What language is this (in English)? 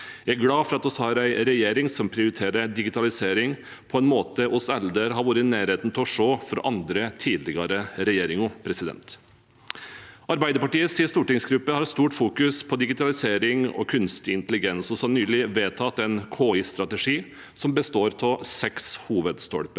Norwegian